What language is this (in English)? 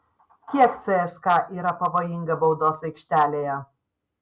Lithuanian